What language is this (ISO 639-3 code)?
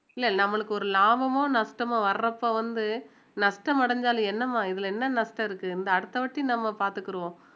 tam